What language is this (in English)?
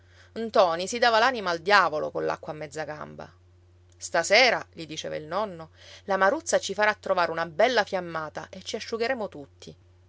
Italian